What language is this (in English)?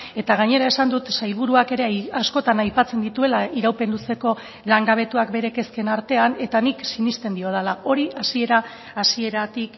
Basque